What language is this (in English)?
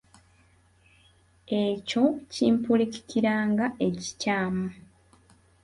Ganda